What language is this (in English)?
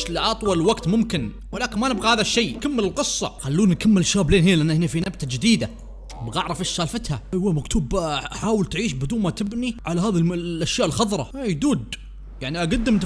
Arabic